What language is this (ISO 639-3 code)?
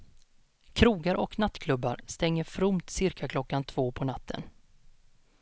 swe